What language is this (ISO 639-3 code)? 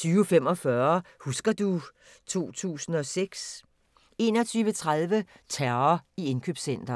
dan